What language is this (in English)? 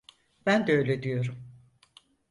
Turkish